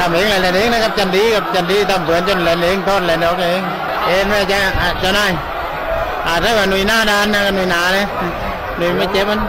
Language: Thai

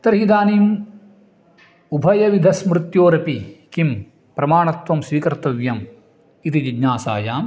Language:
Sanskrit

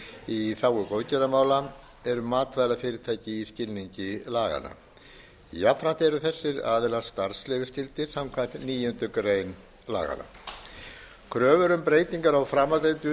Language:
Icelandic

